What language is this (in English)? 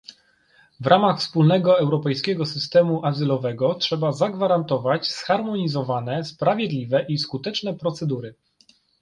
Polish